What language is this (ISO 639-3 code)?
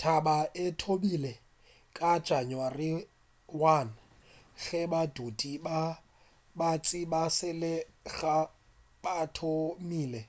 nso